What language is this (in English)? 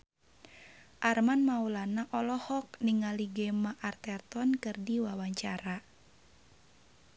Sundanese